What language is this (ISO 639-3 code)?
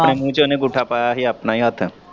pan